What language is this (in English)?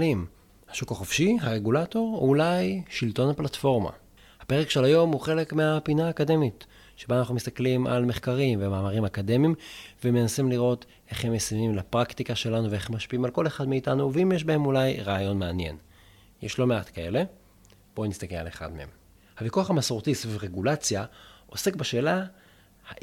Hebrew